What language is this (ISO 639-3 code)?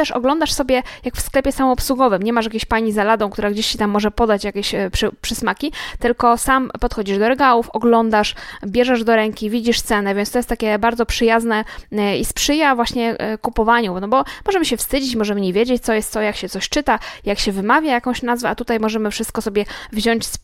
pol